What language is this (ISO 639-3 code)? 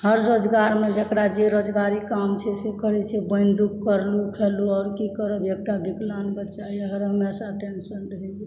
mai